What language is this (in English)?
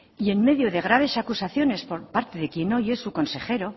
Spanish